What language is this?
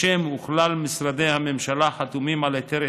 Hebrew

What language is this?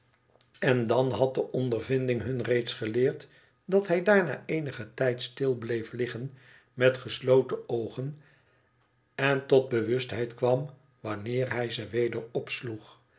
Dutch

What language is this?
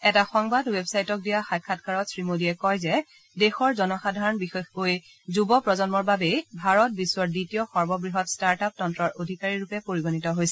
Assamese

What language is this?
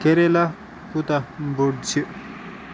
Kashmiri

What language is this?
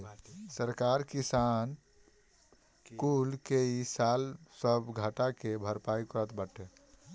Bhojpuri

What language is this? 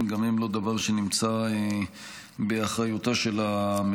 Hebrew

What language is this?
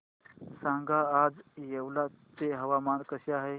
Marathi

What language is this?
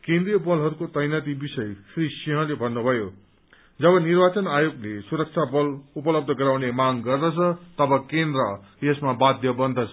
Nepali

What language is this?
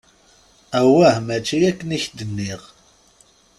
Kabyle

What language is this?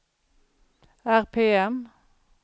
Swedish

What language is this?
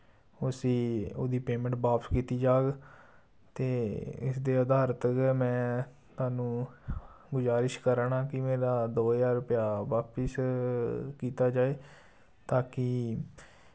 Dogri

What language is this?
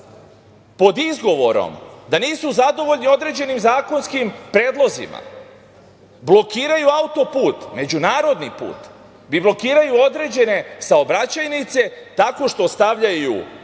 Serbian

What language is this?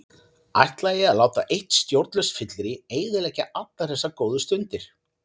Icelandic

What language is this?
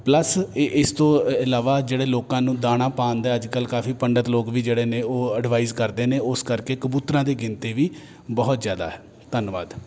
Punjabi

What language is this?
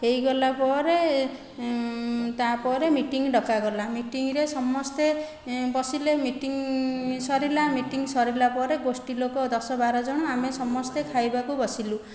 Odia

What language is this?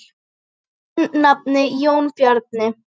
Icelandic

